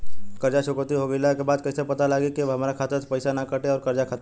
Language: Bhojpuri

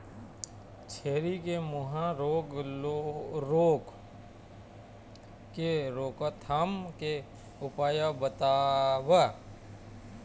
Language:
Chhattisgarhi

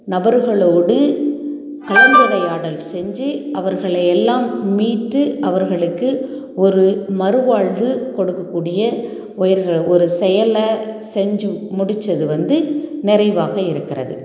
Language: Tamil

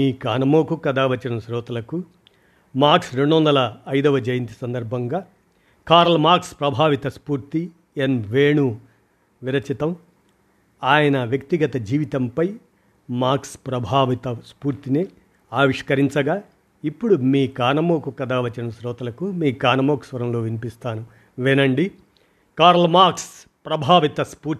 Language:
Telugu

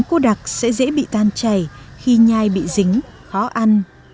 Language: Vietnamese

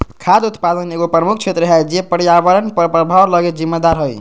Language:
Magahi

